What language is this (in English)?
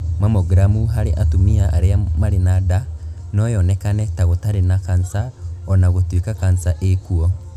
Kikuyu